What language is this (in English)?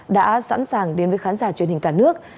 Vietnamese